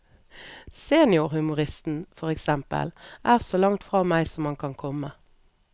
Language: Norwegian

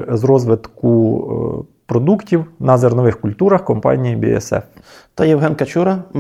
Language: Ukrainian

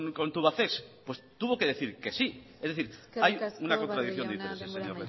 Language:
Spanish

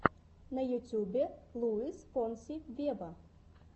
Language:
Russian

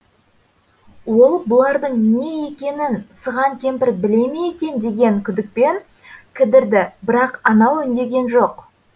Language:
Kazakh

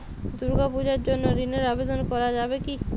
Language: Bangla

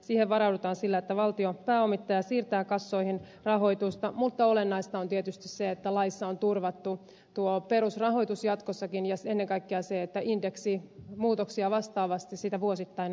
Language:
Finnish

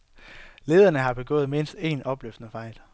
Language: Danish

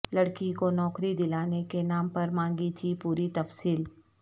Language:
Urdu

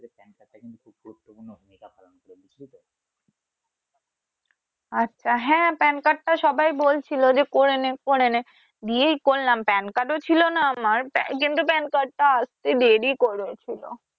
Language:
Bangla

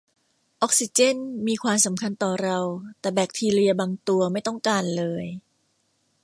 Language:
Thai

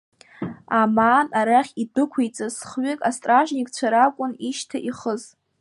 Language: Abkhazian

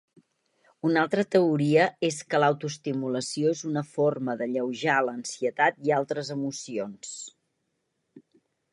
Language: Catalan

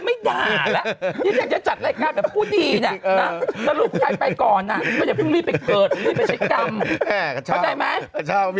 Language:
Thai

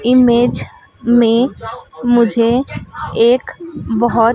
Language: Hindi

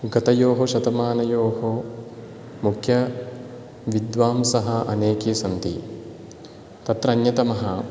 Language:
Sanskrit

